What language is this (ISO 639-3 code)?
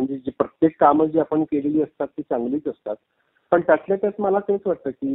mar